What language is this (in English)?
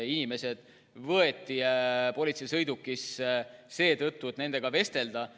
Estonian